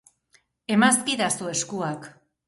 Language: Basque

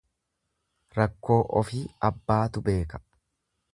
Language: Oromo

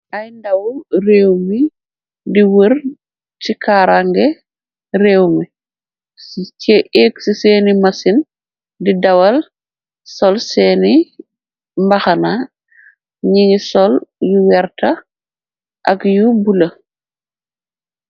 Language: Wolof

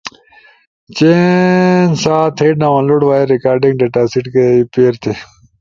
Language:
Ushojo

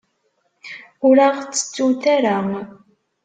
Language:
Kabyle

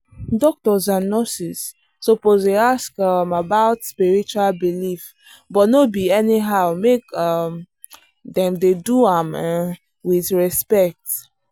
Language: Nigerian Pidgin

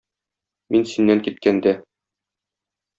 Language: Tatar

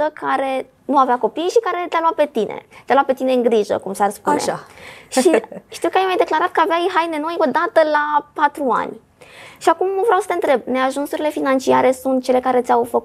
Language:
Romanian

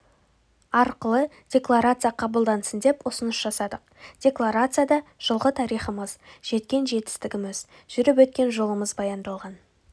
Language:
Kazakh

